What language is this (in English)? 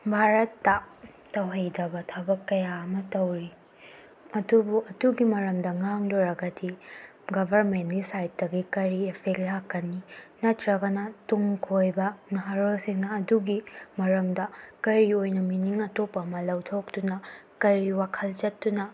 Manipuri